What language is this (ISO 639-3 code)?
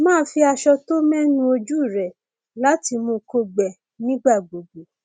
yor